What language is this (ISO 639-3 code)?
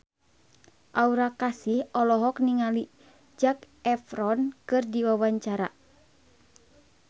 sun